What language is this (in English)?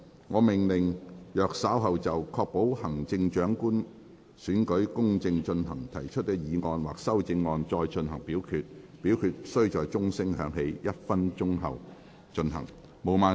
Cantonese